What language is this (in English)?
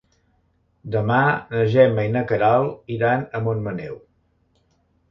Catalan